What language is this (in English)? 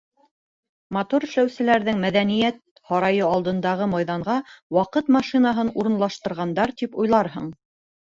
Bashkir